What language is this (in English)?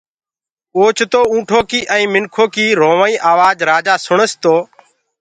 Gurgula